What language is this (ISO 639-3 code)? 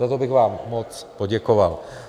ces